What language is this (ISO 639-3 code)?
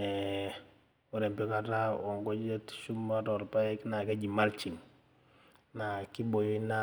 mas